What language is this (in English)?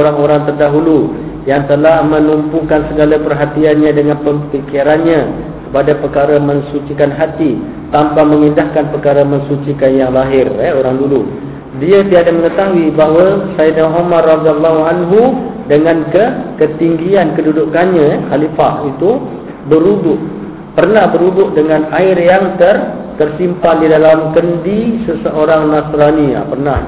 Malay